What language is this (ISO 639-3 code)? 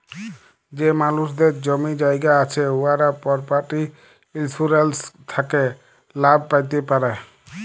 ben